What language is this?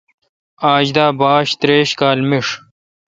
Kalkoti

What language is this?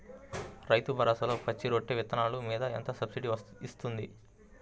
Telugu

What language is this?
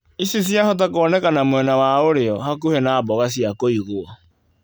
Kikuyu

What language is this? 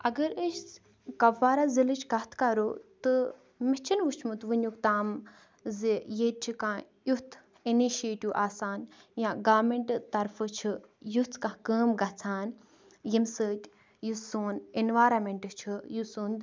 Kashmiri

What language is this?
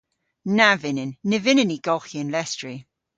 Cornish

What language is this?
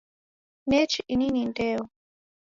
Taita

